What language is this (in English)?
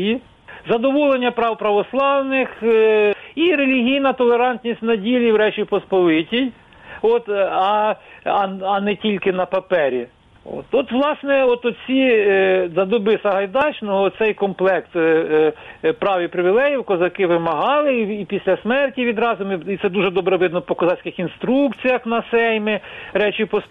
Ukrainian